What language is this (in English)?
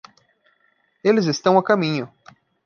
Portuguese